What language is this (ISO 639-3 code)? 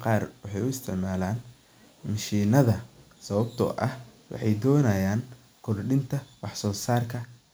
som